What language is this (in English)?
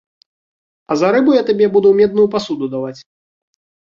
Belarusian